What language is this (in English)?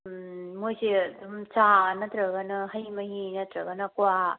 Manipuri